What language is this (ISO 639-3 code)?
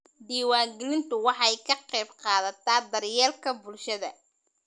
som